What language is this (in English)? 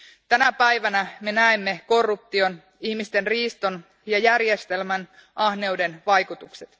Finnish